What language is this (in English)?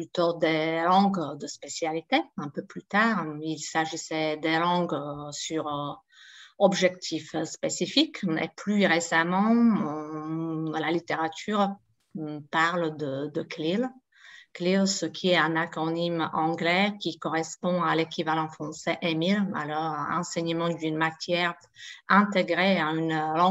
French